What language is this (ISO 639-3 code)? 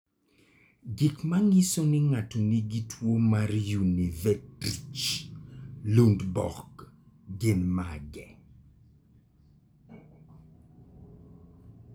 luo